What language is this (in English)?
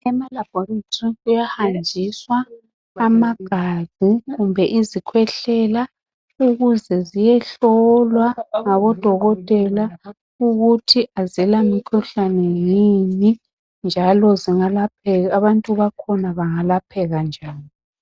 North Ndebele